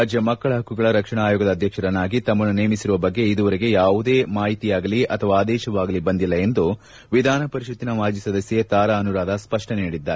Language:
Kannada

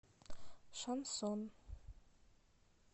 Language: Russian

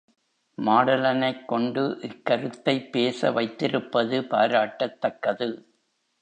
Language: Tamil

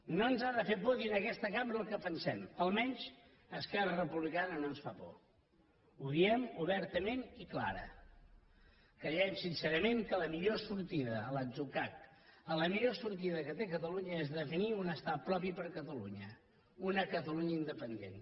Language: Catalan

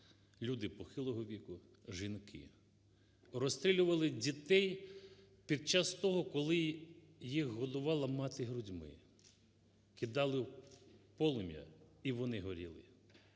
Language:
Ukrainian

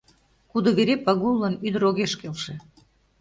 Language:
Mari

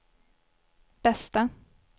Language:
Swedish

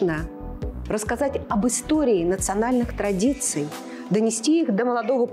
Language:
Russian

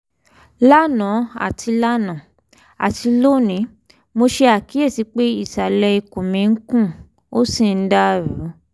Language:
Yoruba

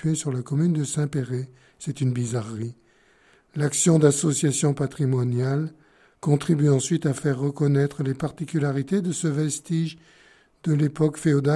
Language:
French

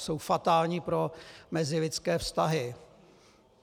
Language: Czech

